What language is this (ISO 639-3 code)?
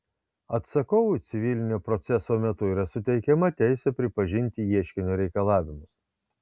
lit